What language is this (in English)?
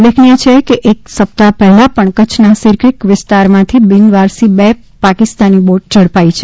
Gujarati